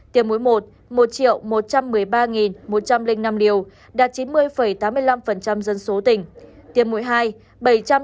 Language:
Vietnamese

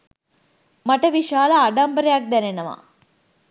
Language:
Sinhala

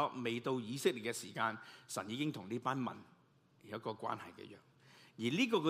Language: Chinese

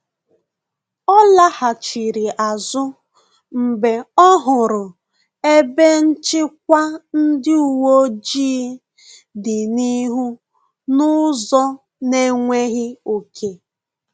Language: Igbo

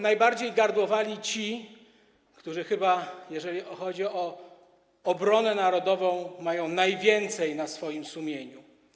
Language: Polish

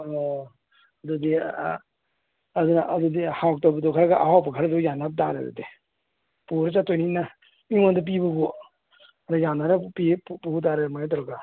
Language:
Manipuri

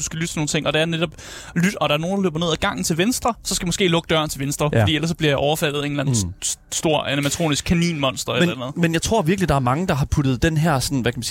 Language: Danish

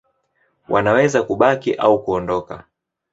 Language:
Swahili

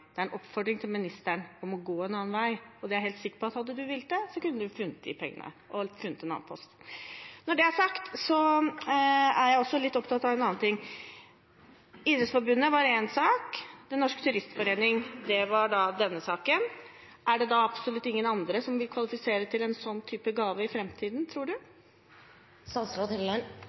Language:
Norwegian Bokmål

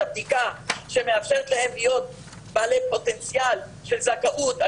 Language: Hebrew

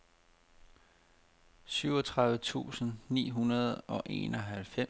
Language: Danish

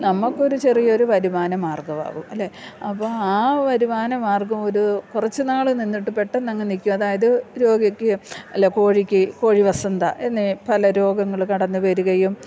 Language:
Malayalam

